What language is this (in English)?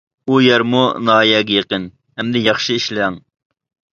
Uyghur